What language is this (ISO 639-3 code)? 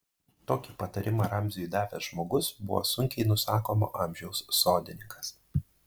lit